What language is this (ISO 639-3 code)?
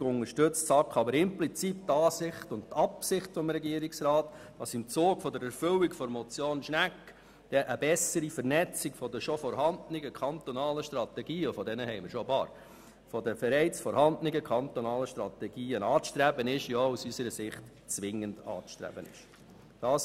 gsw